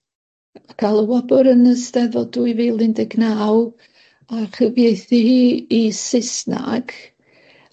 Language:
Welsh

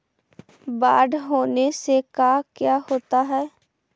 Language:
Magahi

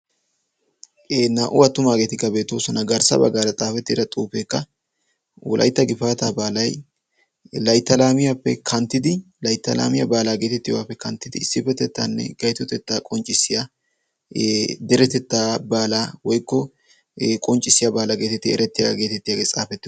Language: Wolaytta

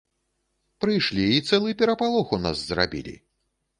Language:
Belarusian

